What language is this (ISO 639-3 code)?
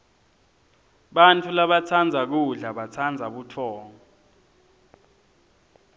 ssw